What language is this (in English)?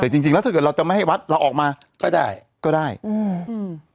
Thai